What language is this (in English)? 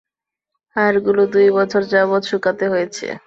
Bangla